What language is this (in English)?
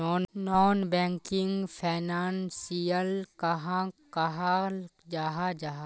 Magahi